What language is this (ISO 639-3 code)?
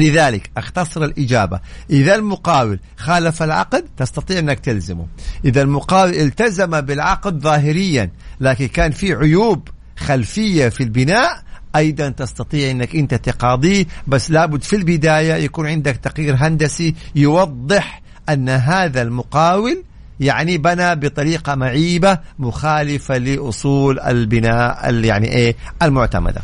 ara